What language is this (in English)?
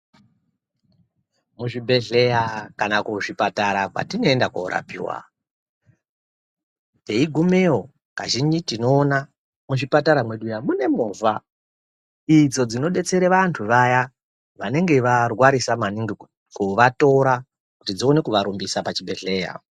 Ndau